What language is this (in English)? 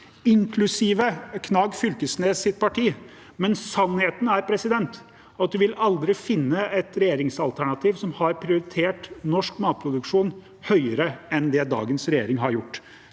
Norwegian